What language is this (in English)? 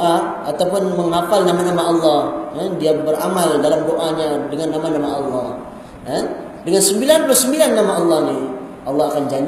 Malay